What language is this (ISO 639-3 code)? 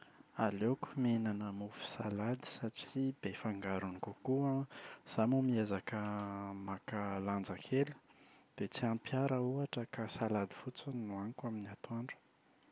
mlg